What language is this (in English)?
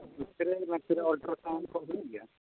Santali